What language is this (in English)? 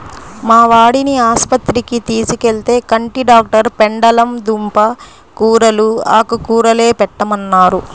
Telugu